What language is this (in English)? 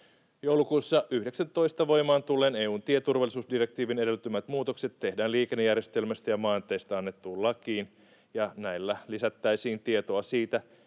Finnish